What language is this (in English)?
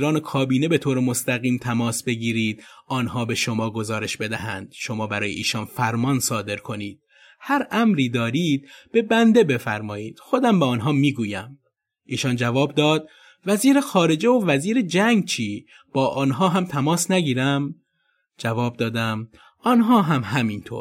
Persian